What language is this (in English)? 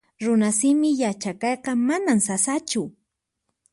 Puno Quechua